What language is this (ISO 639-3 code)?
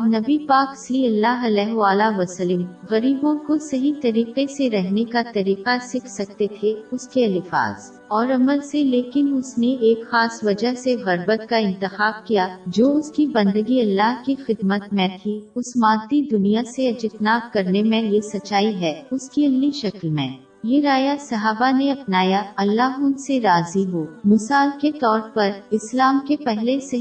urd